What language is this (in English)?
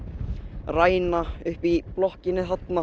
Icelandic